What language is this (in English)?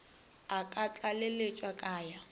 Northern Sotho